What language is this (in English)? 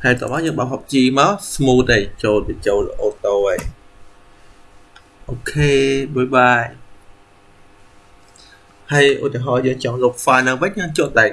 Vietnamese